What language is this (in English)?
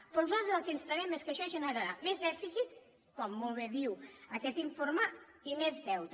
Catalan